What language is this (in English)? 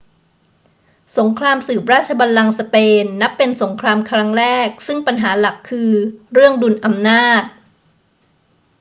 Thai